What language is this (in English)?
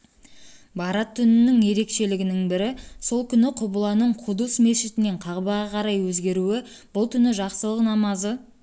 Kazakh